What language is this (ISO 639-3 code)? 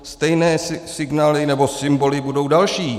ces